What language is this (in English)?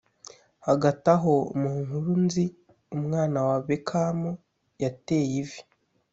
Kinyarwanda